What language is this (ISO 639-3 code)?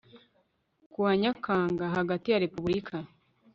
kin